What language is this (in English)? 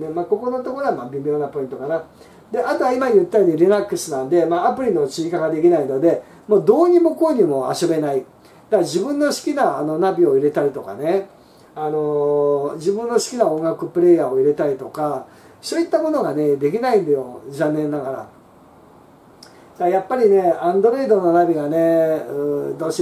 Japanese